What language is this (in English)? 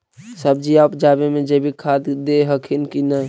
Magahi